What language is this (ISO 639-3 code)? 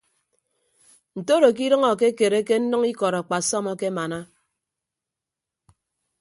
ibb